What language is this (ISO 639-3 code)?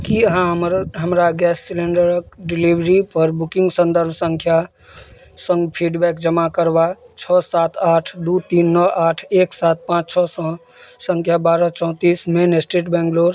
mai